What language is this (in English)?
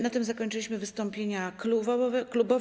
Polish